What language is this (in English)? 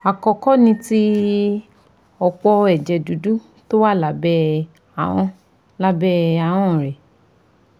Yoruba